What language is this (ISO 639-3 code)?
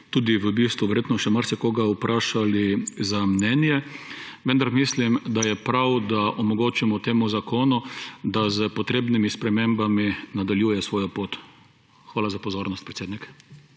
slv